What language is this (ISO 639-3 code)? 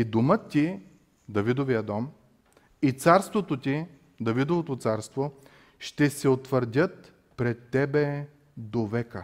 bul